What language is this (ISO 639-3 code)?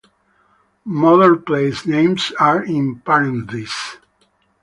eng